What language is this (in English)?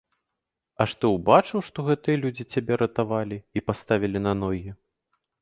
Belarusian